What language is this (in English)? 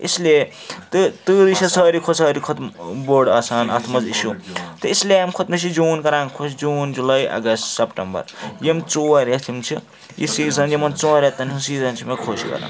Kashmiri